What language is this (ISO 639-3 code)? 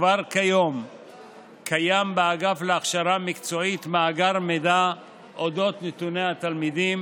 heb